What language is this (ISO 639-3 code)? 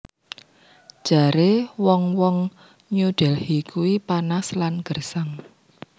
jav